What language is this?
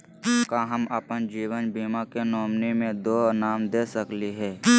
Magahi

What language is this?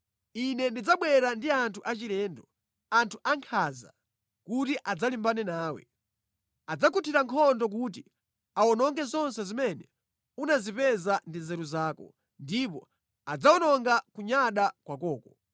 Nyanja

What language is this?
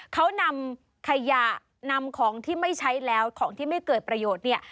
Thai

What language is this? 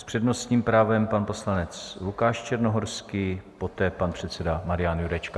Czech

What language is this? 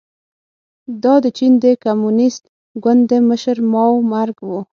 Pashto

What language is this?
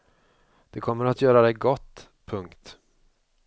Swedish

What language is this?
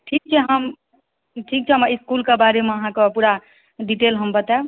Maithili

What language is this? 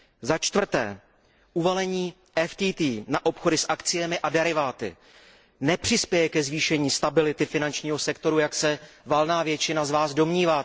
Czech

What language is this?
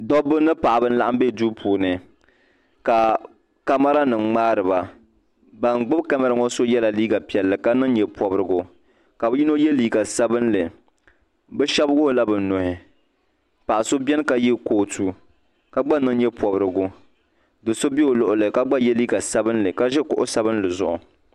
Dagbani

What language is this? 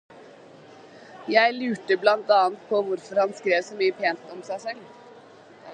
Norwegian Bokmål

